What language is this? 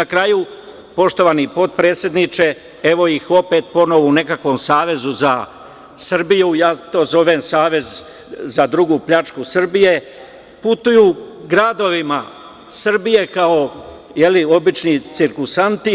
Serbian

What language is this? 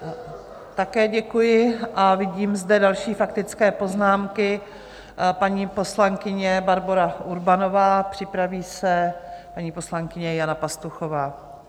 Czech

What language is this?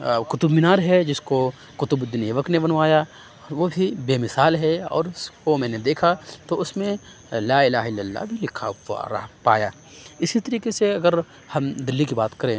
Urdu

